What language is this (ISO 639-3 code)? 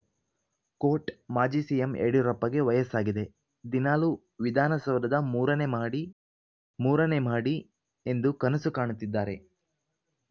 kan